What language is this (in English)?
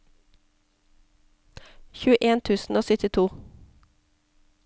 Norwegian